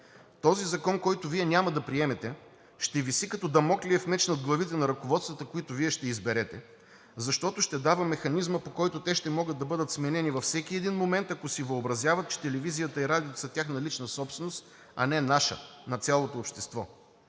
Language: Bulgarian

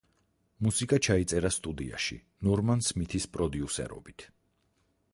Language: Georgian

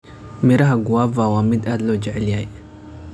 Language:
Somali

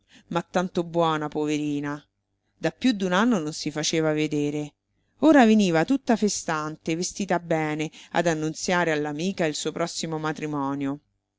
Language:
Italian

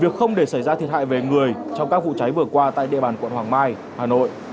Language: Vietnamese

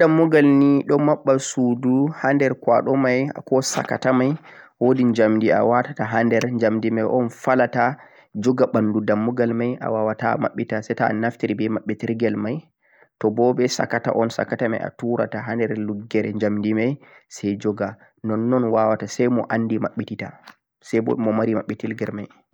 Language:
Central-Eastern Niger Fulfulde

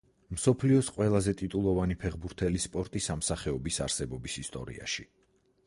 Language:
Georgian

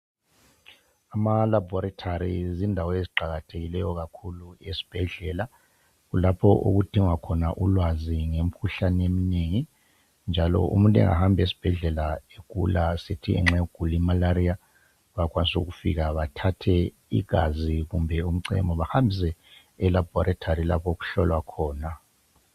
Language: North Ndebele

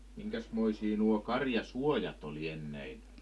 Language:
Finnish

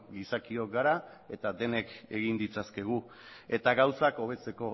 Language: Basque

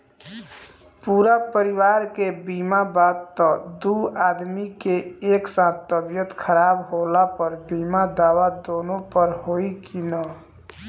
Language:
Bhojpuri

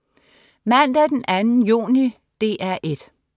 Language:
Danish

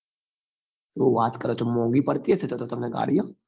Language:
Gujarati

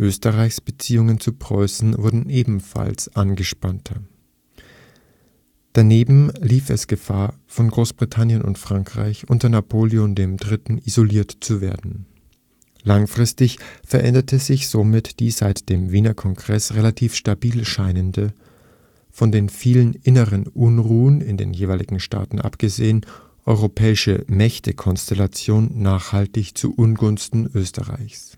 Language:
German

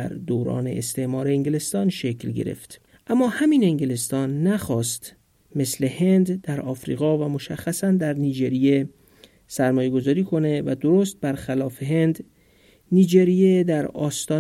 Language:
Persian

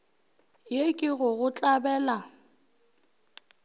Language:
Northern Sotho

